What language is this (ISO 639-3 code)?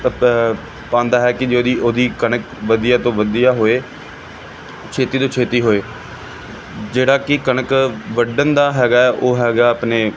pan